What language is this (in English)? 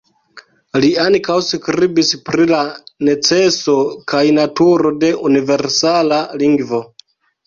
Esperanto